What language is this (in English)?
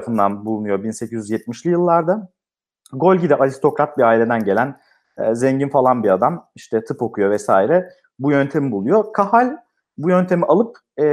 Turkish